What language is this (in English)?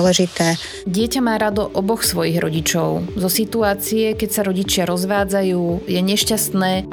Slovak